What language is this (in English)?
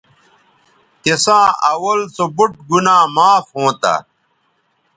Bateri